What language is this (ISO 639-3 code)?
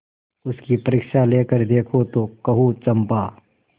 hin